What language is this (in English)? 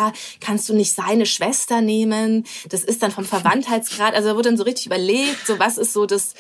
German